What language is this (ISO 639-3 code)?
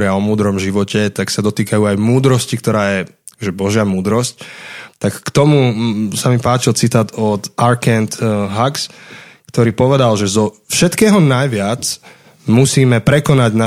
slk